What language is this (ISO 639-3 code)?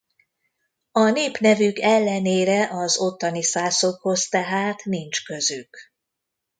hun